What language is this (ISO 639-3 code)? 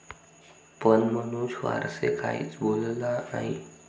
mar